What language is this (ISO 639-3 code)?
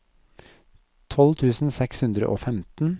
nor